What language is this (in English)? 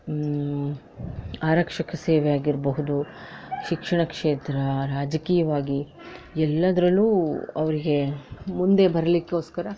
Kannada